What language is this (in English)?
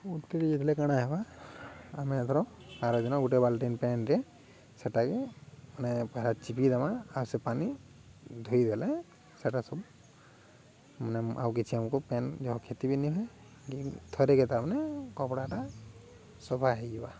Odia